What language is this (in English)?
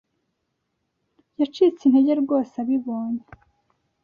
Kinyarwanda